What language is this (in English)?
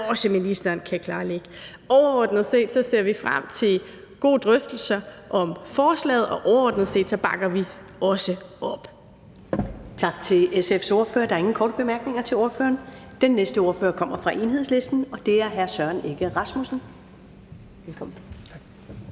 Danish